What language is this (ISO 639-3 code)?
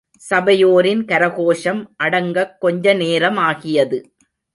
tam